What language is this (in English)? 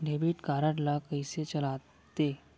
Chhattisgarhi